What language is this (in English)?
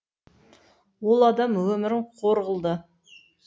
Kazakh